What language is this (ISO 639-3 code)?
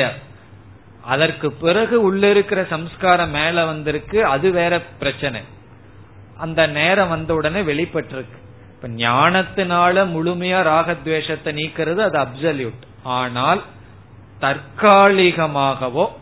tam